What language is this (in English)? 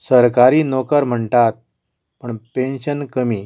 Konkani